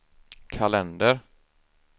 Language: Swedish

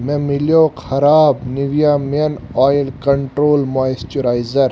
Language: Kashmiri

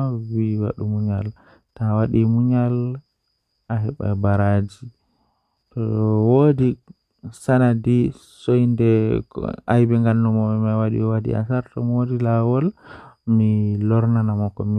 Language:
Western Niger Fulfulde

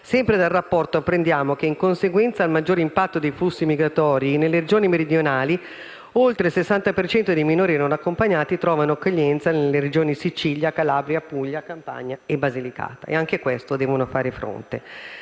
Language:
Italian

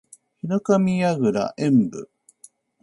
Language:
Japanese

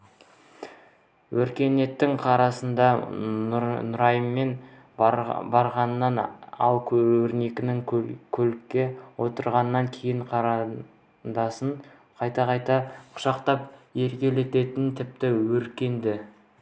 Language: Kazakh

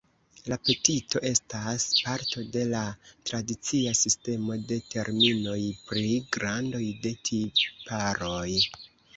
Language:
Esperanto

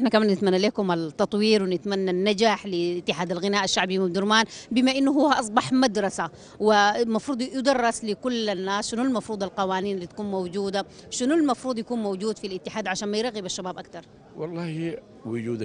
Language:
Arabic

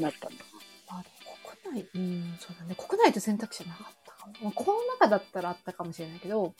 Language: Japanese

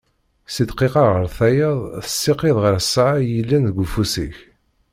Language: Kabyle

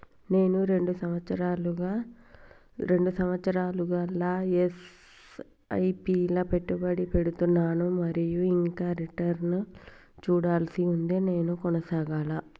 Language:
Telugu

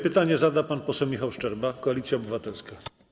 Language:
Polish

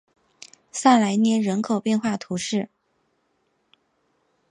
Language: Chinese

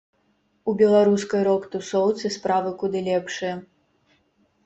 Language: Belarusian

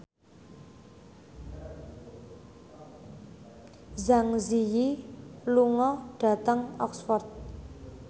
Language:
Javanese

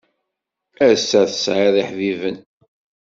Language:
Kabyle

